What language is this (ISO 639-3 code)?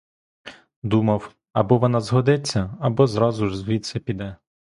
ukr